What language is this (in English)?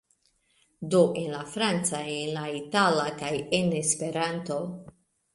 Esperanto